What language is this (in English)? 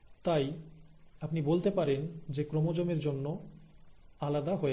Bangla